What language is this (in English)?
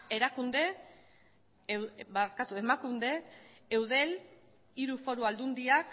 Basque